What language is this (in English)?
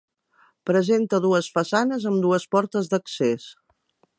Catalan